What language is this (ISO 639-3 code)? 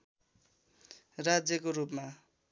nep